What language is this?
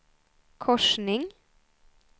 Swedish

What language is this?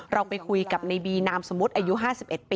Thai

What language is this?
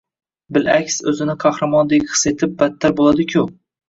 Uzbek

